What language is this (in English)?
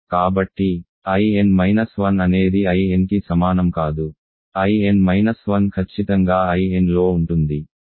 Telugu